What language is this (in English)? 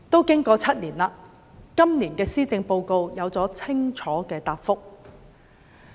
Cantonese